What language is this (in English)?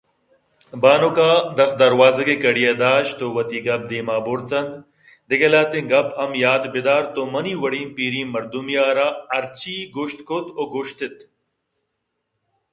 Eastern Balochi